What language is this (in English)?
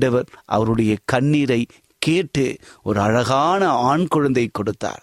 Tamil